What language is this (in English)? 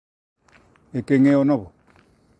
Galician